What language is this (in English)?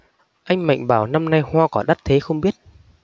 Vietnamese